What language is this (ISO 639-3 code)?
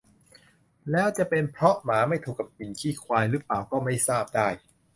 tha